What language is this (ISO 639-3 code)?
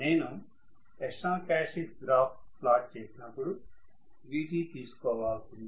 tel